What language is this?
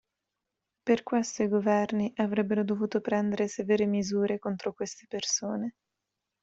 Italian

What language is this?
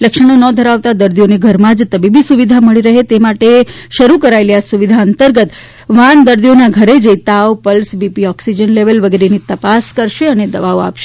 Gujarati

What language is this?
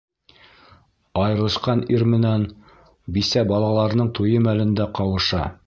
Bashkir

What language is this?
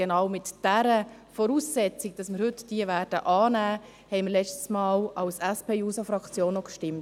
Swiss German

